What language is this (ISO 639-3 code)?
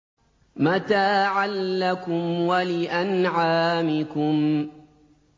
ara